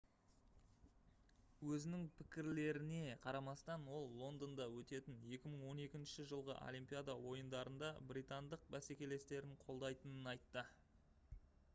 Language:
Kazakh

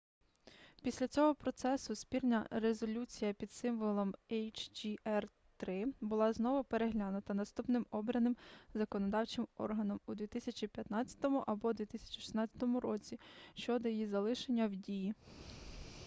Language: Ukrainian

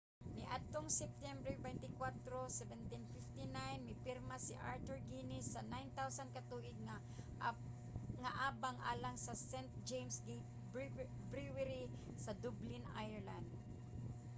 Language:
Cebuano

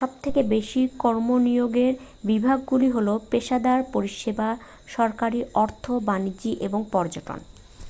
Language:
Bangla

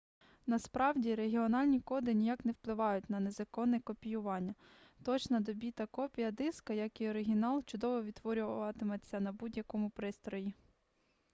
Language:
Ukrainian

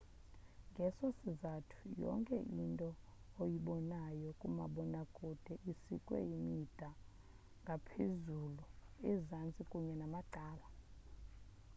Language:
Xhosa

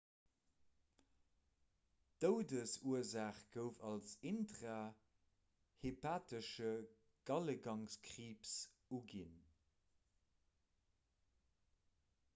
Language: Luxembourgish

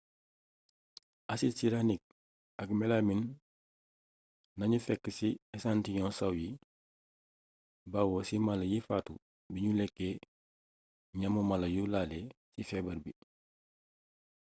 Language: Wolof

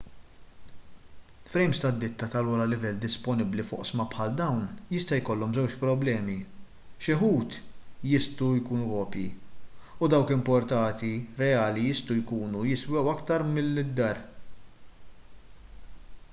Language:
Maltese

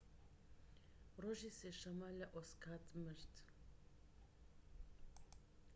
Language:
Central Kurdish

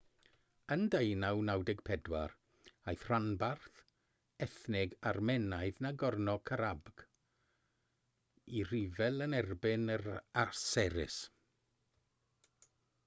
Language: Welsh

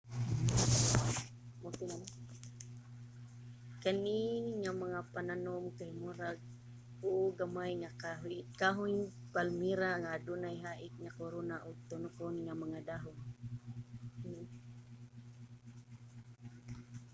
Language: Cebuano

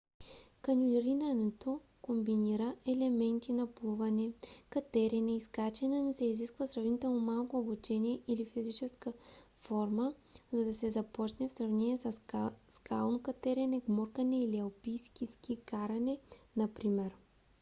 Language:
Bulgarian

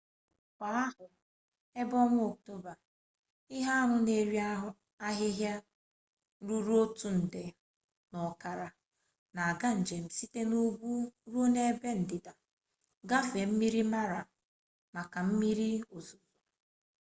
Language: Igbo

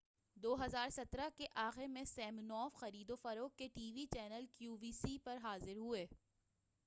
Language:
Urdu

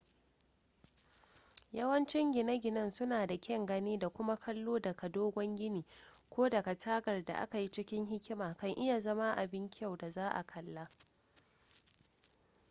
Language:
Hausa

